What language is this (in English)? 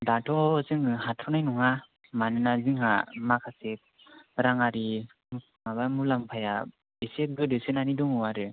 Bodo